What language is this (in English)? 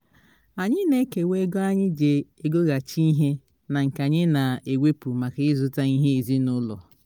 Igbo